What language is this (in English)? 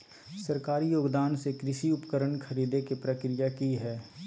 Magahi